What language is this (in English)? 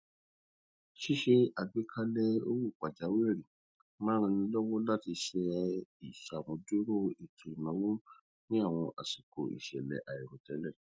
Yoruba